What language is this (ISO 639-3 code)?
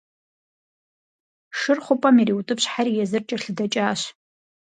kbd